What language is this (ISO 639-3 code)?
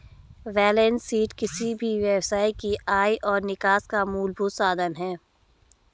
hin